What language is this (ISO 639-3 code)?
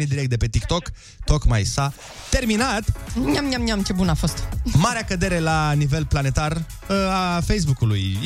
ron